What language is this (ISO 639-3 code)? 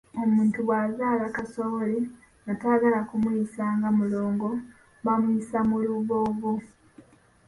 lug